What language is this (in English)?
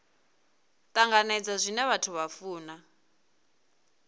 Venda